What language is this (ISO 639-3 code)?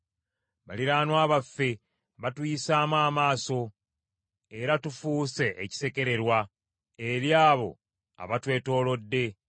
lug